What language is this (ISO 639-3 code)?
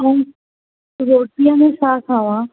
snd